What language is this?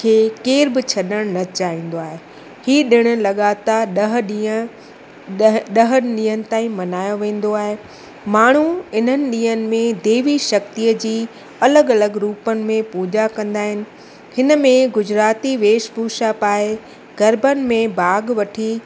Sindhi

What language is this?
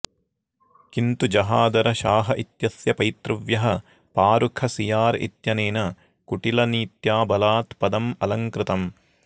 Sanskrit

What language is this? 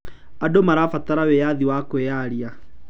Kikuyu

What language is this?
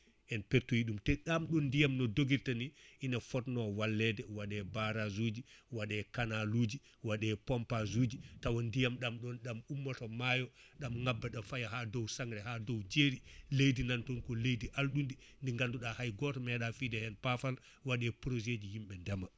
Fula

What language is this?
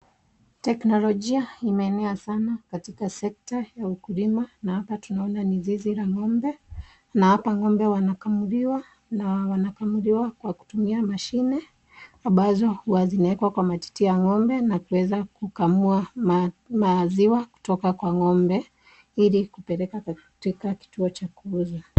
Swahili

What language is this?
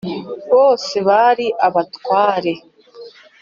Kinyarwanda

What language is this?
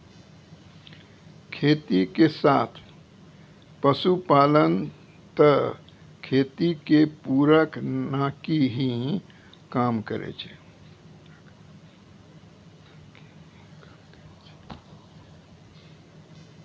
Maithili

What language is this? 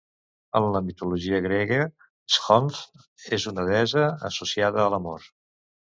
Catalan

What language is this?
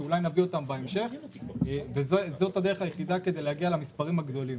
Hebrew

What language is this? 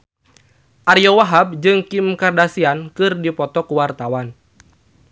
Sundanese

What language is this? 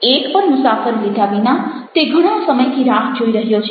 Gujarati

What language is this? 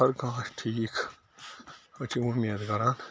Kashmiri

